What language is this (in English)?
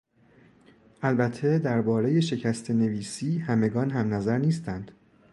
Persian